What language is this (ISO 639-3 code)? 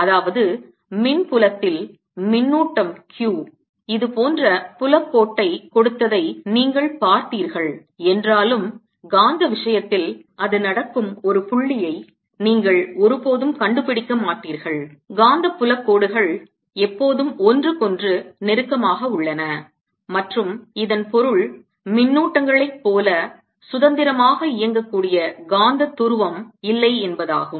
tam